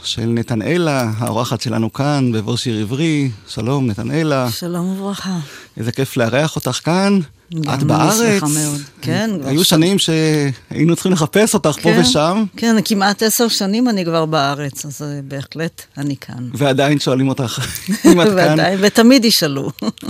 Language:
Hebrew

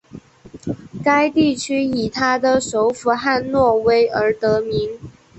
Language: Chinese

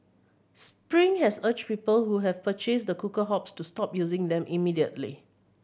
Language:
English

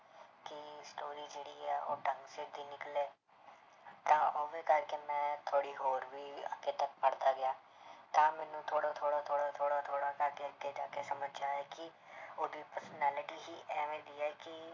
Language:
Punjabi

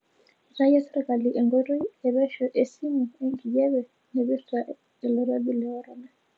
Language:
Masai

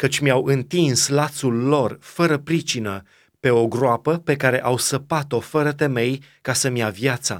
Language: Romanian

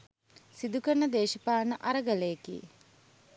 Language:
Sinhala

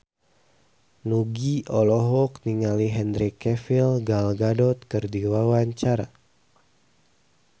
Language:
Sundanese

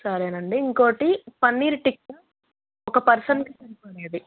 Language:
Telugu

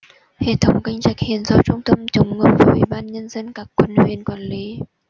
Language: Vietnamese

